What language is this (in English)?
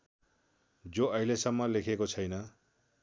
Nepali